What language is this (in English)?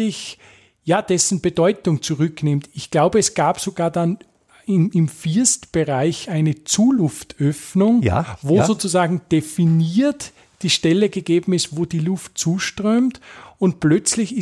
German